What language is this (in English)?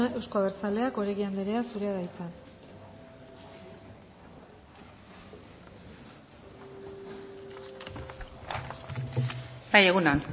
Basque